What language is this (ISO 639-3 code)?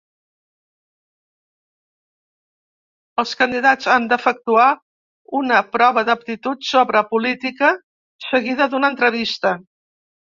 cat